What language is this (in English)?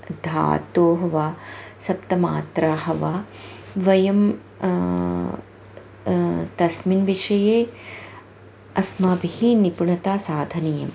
Sanskrit